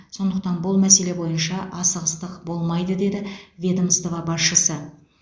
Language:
Kazakh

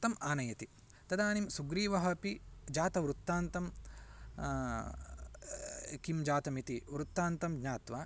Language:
Sanskrit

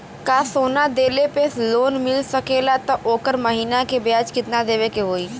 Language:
Bhojpuri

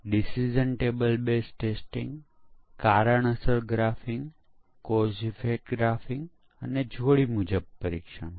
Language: Gujarati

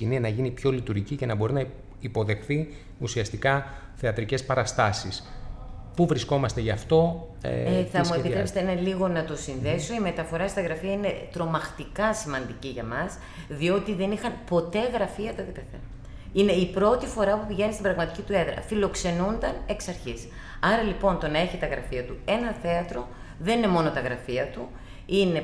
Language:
Greek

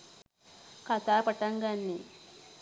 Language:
Sinhala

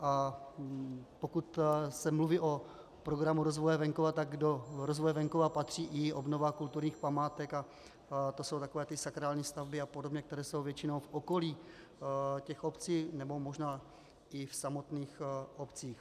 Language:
Czech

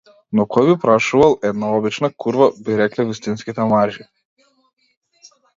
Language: Macedonian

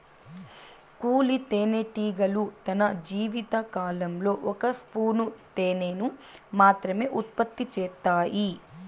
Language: Telugu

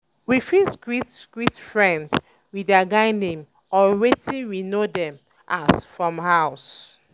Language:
Nigerian Pidgin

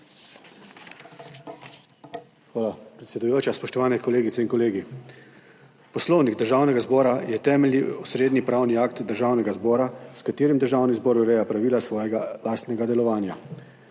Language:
Slovenian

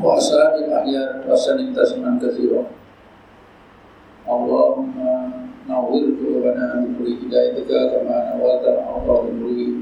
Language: Malay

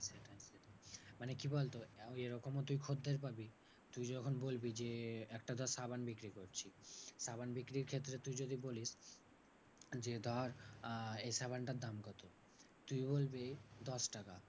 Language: Bangla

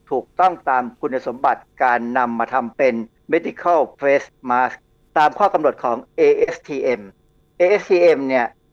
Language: Thai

